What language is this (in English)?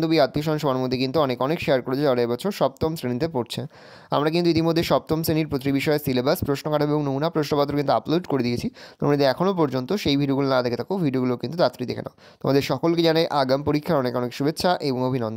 Bangla